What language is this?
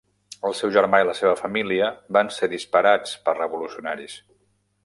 Catalan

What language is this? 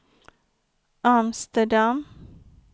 Swedish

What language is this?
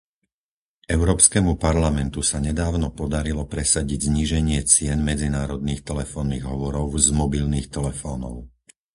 Slovak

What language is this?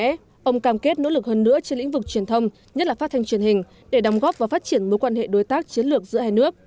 Vietnamese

